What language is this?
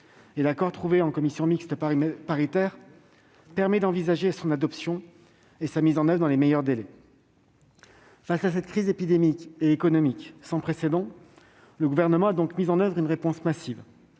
French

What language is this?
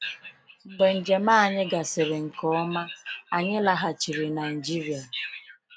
Igbo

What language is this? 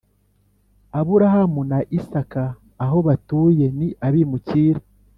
Kinyarwanda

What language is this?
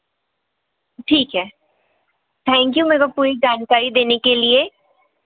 Hindi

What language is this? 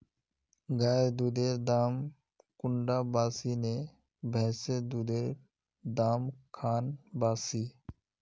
Magahi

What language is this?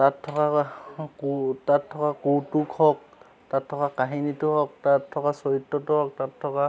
Assamese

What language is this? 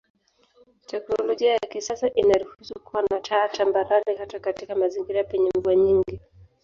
Swahili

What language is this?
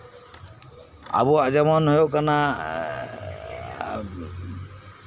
Santali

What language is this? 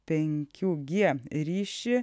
Lithuanian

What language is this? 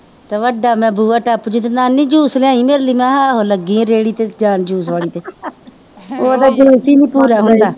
Punjabi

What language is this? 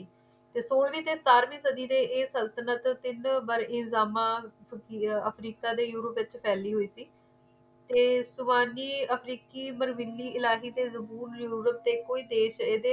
Punjabi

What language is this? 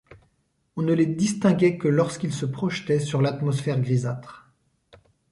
French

